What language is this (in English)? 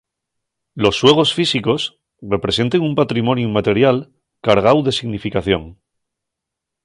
Asturian